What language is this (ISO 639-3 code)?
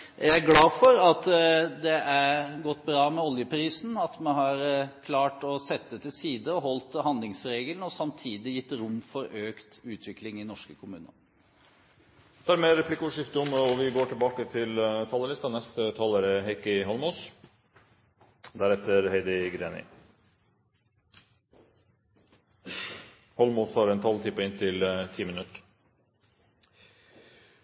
nor